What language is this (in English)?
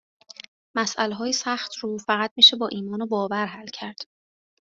Persian